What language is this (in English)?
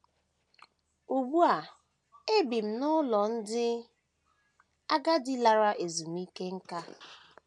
Igbo